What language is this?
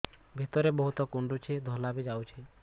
Odia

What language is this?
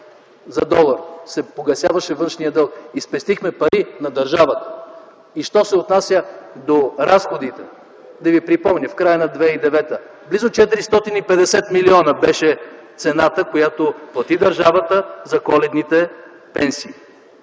Bulgarian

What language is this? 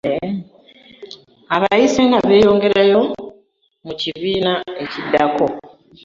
Ganda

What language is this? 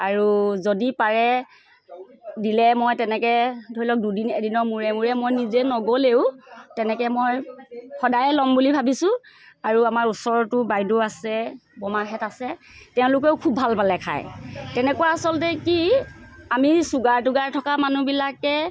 Assamese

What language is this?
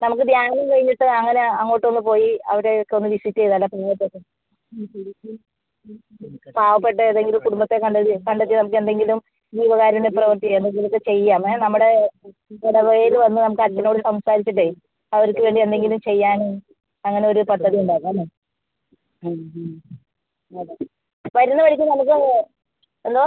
Malayalam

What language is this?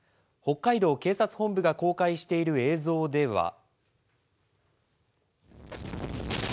Japanese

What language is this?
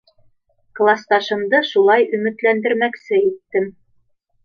Bashkir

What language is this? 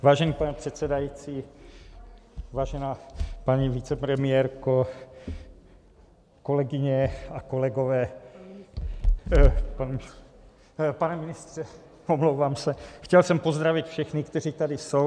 Czech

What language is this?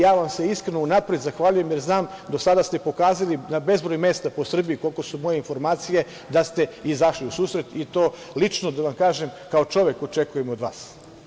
Serbian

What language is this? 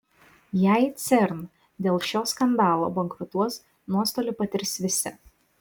Lithuanian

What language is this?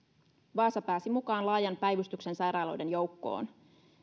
Finnish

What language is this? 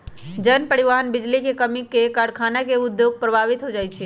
Magahi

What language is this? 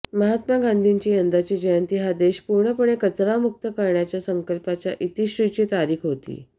Marathi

